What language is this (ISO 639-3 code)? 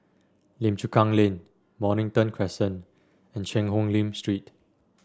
eng